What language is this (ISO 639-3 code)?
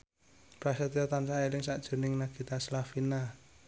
jav